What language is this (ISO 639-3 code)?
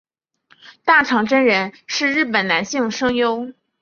zho